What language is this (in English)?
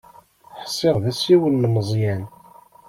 Kabyle